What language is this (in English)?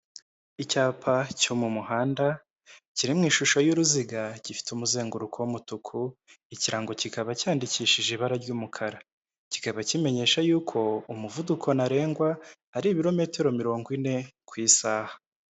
Kinyarwanda